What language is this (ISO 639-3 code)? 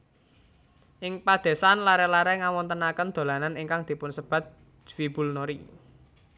jav